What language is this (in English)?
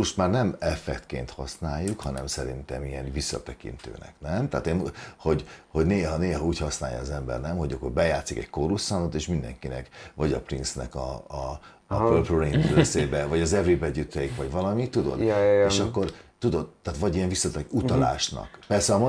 Hungarian